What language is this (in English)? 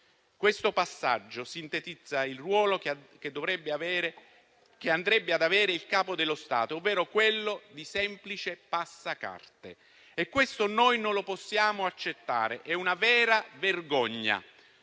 Italian